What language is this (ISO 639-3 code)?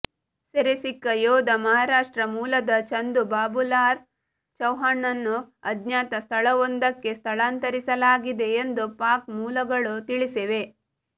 kan